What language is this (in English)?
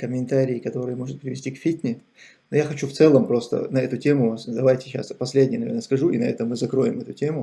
Russian